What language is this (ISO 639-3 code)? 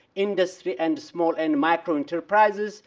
eng